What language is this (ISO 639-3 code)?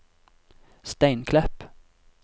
nor